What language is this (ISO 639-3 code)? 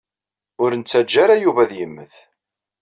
kab